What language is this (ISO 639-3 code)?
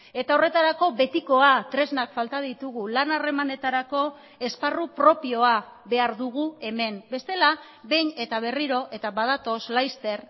eus